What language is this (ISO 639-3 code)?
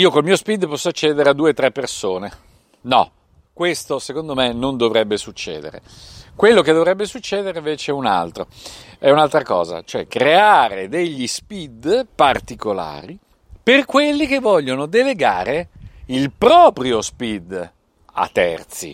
ita